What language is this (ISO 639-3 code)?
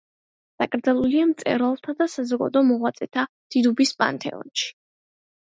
kat